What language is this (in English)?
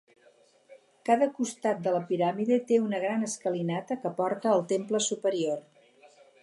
Catalan